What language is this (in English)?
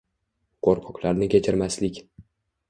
Uzbek